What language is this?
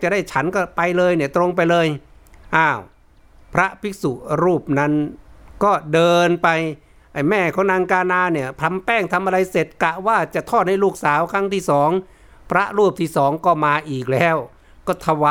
Thai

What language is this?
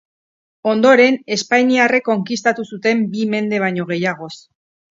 Basque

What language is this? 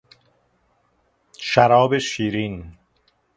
Persian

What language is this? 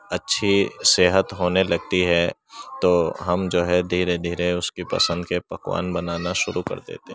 Urdu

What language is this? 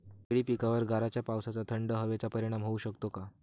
Marathi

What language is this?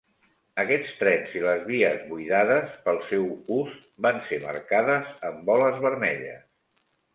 Catalan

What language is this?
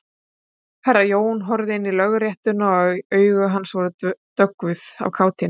Icelandic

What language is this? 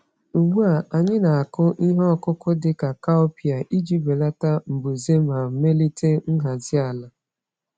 Igbo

